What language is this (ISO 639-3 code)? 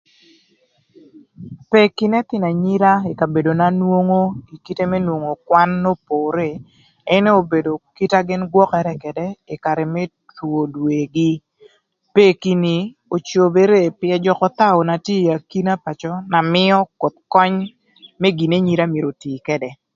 lth